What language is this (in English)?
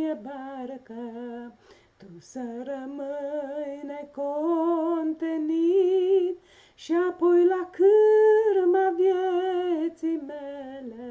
Romanian